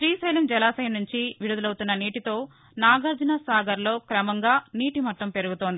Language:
Telugu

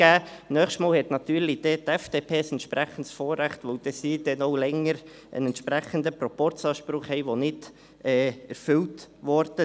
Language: Swiss German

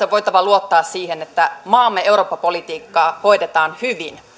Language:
Finnish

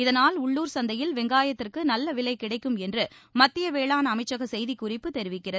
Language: Tamil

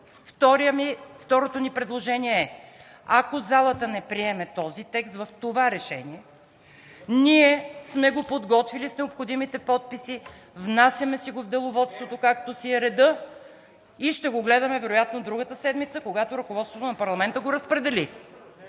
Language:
Bulgarian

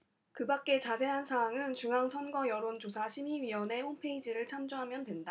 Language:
Korean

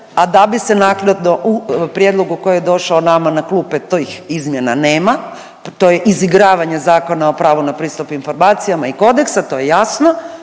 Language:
Croatian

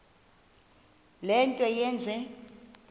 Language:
Xhosa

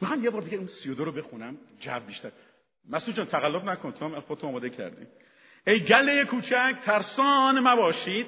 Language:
Persian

